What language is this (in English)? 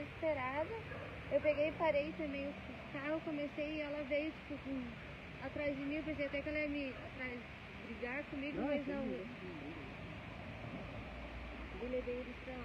Portuguese